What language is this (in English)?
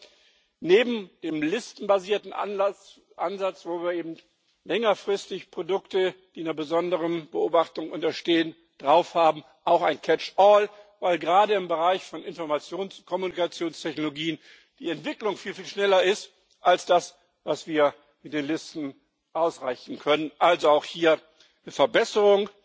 German